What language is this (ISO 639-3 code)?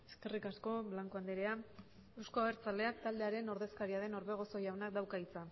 eus